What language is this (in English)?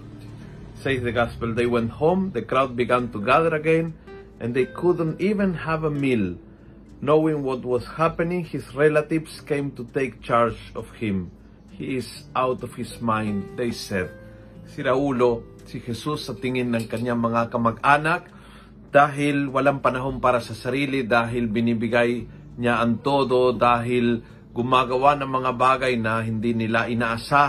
Filipino